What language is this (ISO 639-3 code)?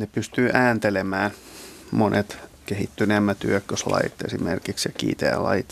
fin